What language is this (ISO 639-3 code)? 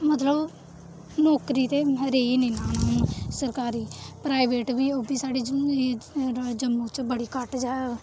doi